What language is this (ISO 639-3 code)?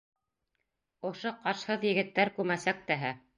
bak